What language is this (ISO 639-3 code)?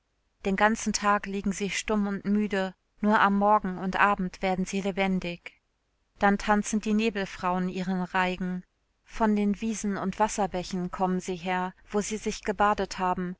deu